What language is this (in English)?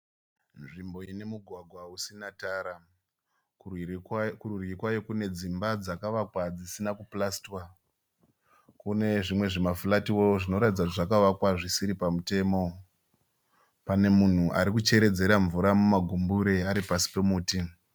Shona